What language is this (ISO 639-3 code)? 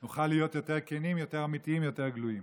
heb